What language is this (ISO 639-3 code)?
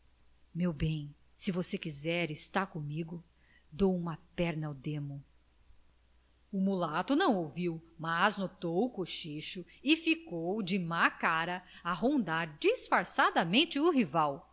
por